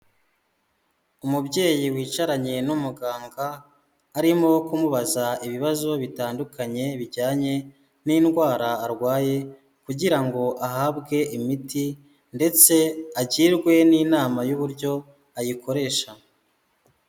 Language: Kinyarwanda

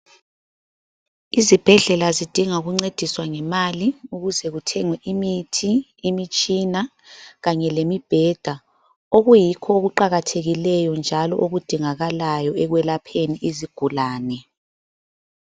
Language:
North Ndebele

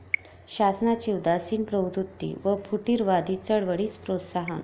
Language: Marathi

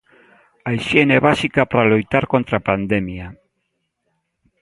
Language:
Galician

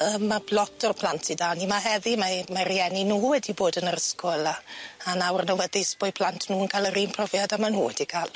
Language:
Welsh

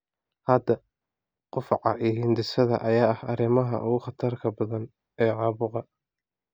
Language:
Somali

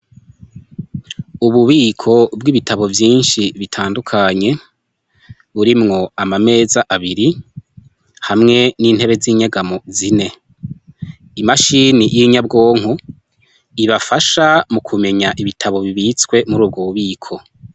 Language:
Rundi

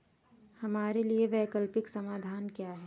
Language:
Hindi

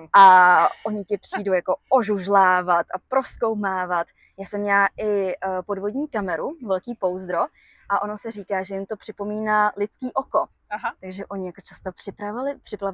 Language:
Czech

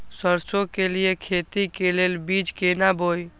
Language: Maithili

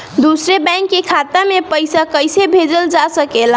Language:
Bhojpuri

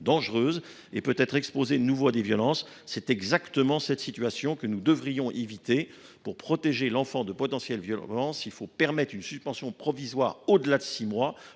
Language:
French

